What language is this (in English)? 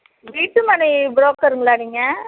Tamil